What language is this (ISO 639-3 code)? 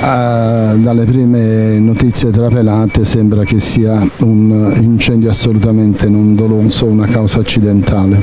ita